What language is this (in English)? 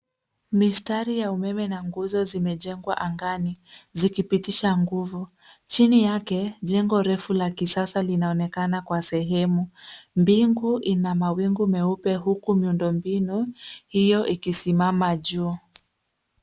Swahili